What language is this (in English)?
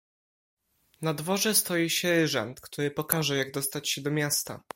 Polish